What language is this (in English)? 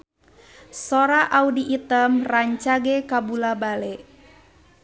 Sundanese